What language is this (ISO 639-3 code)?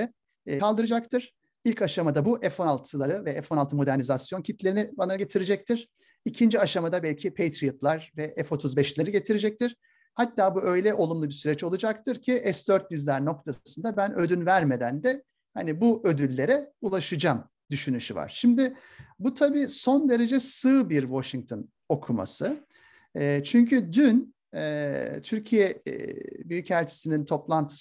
tur